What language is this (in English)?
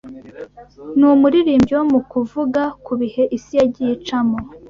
Kinyarwanda